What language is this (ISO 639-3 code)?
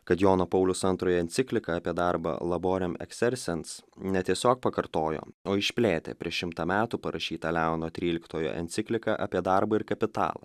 lit